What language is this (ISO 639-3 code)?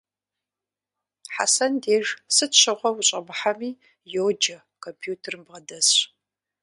kbd